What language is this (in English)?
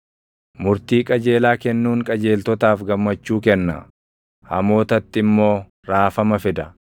Oromo